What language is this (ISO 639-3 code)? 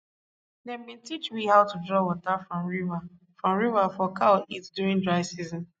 pcm